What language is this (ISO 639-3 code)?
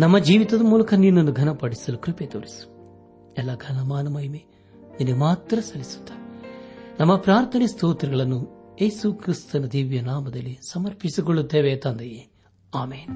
kan